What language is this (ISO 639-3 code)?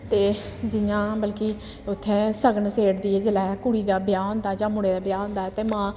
doi